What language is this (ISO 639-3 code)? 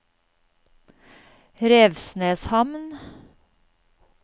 nor